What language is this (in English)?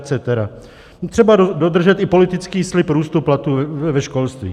Czech